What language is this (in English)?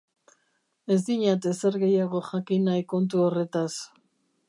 Basque